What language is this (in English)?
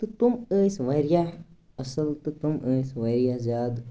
Kashmiri